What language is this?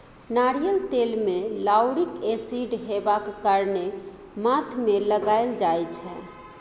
Maithili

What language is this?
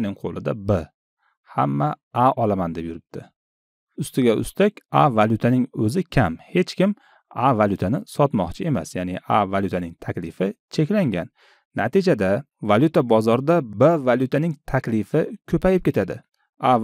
Turkish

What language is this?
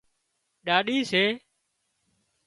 Wadiyara Koli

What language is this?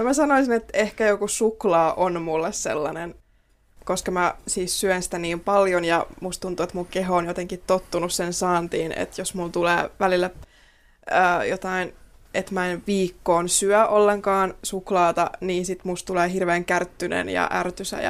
Finnish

